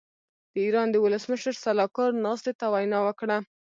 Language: Pashto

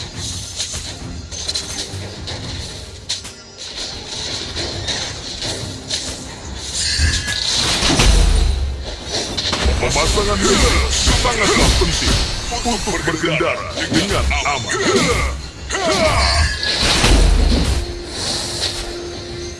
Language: Indonesian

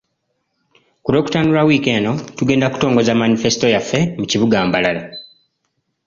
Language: Ganda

